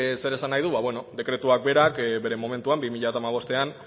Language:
Basque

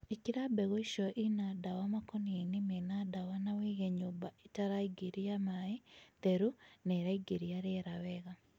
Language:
Kikuyu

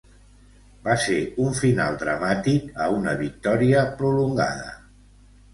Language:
Catalan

